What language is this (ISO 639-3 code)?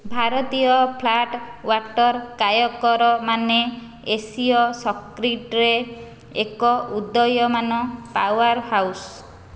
ori